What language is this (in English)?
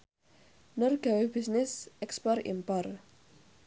Javanese